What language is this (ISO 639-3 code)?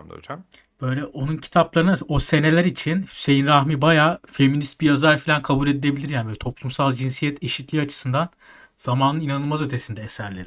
tur